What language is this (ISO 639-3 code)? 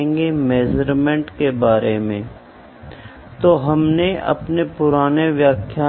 hin